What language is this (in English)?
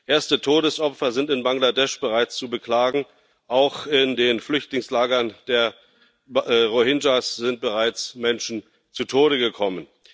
German